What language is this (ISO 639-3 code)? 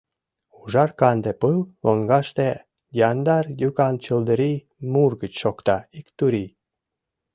chm